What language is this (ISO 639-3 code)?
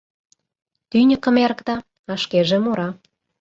chm